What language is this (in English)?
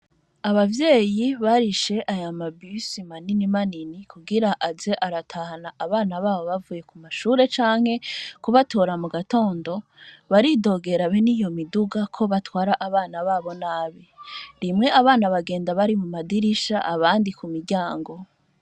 Rundi